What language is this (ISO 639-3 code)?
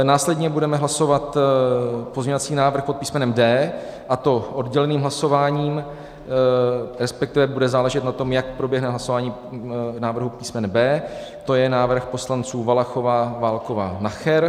ces